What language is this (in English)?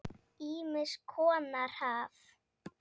Icelandic